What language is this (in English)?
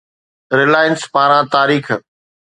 Sindhi